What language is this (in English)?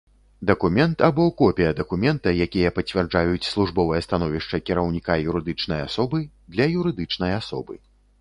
Belarusian